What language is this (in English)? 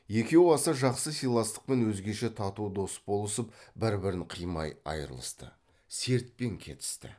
Kazakh